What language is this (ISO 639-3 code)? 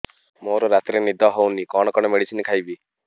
ori